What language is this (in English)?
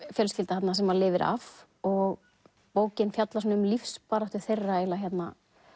Icelandic